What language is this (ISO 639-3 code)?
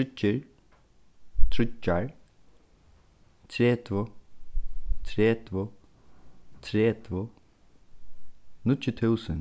fao